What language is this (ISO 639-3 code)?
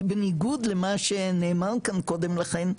heb